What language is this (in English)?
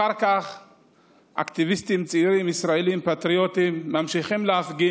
Hebrew